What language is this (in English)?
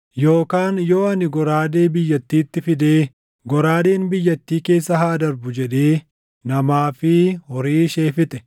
Oromo